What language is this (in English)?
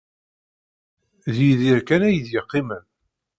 Kabyle